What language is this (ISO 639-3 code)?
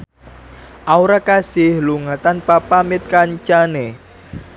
jav